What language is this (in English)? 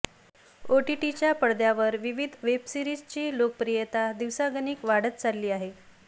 Marathi